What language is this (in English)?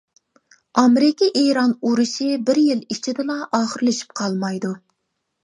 Uyghur